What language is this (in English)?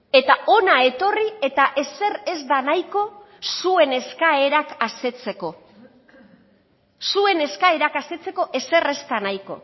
Basque